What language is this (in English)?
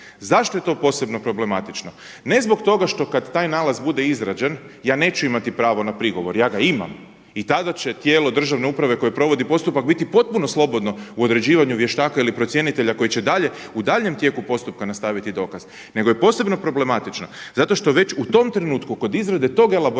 Croatian